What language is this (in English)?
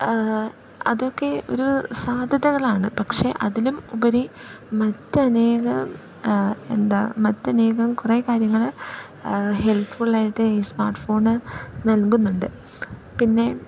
Malayalam